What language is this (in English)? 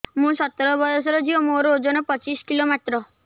Odia